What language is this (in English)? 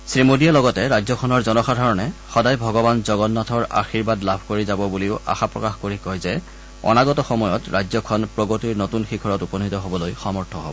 Assamese